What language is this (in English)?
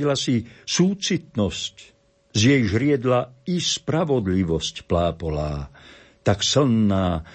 Slovak